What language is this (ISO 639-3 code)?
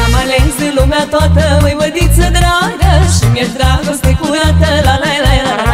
ron